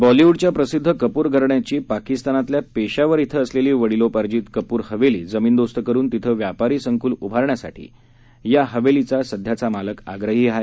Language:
Marathi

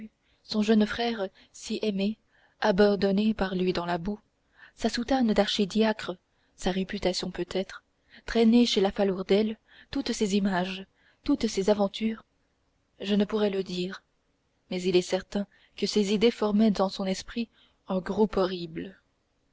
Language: French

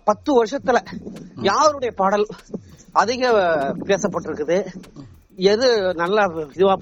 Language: Tamil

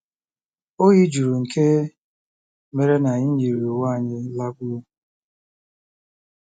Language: Igbo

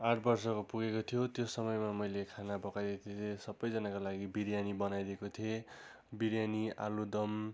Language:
Nepali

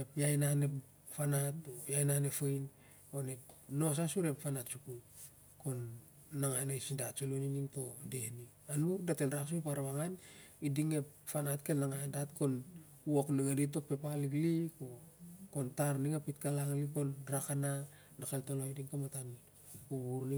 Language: Siar-Lak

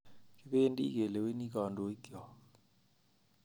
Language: Kalenjin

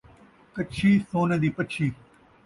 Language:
Saraiki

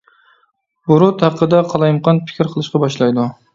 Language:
Uyghur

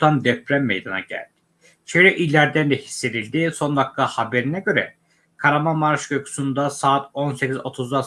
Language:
Turkish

